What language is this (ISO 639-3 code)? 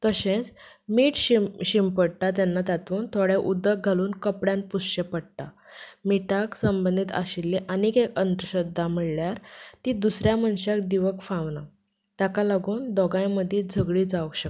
kok